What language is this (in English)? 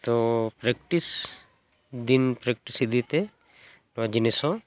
Santali